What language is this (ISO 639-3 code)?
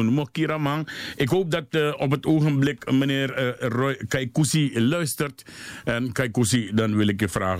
nld